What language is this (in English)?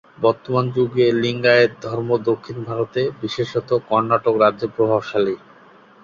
Bangla